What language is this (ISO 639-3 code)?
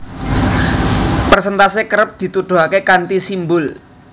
jav